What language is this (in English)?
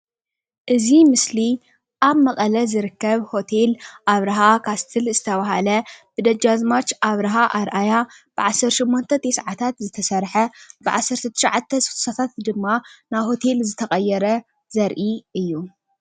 Tigrinya